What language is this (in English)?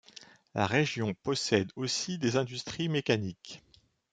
French